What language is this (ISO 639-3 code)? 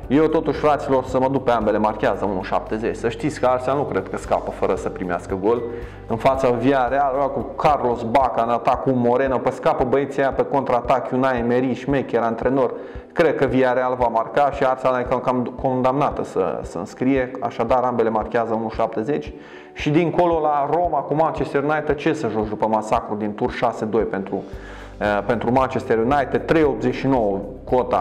ron